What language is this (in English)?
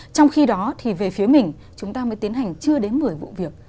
Vietnamese